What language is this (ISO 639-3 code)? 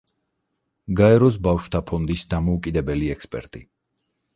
kat